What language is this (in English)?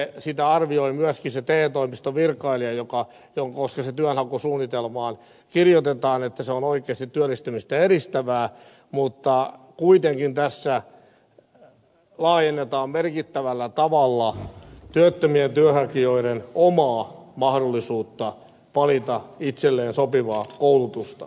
Finnish